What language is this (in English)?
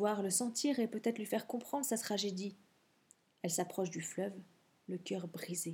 French